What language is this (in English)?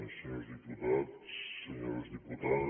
Catalan